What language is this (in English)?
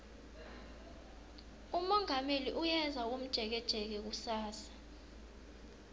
South Ndebele